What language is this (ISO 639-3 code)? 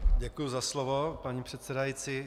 ces